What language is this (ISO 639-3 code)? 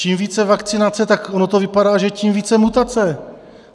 ces